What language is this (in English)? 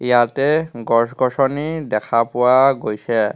Assamese